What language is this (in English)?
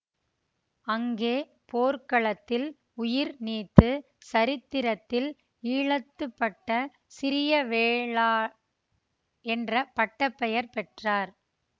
Tamil